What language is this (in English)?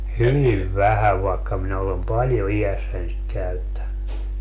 Finnish